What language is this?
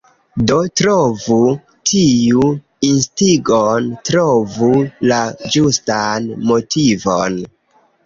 Esperanto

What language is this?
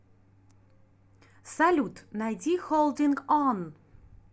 Russian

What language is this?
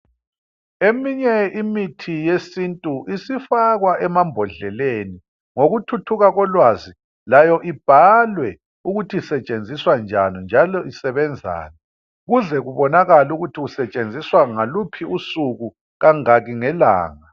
North Ndebele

